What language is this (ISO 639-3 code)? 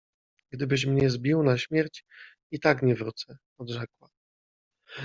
pol